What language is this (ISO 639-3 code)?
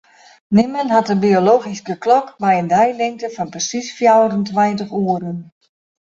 fry